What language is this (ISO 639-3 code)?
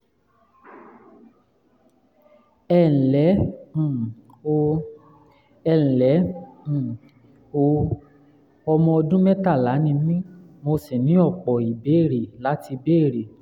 yor